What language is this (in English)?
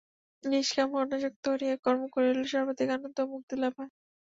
Bangla